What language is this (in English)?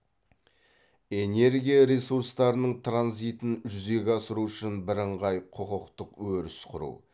Kazakh